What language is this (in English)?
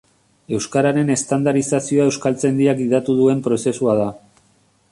Basque